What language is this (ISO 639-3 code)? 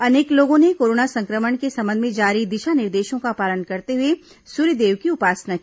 hin